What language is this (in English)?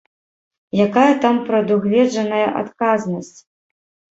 Belarusian